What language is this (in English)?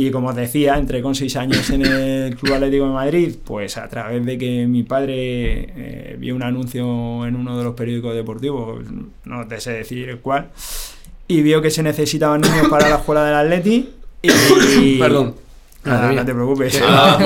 Spanish